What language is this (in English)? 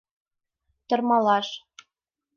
Mari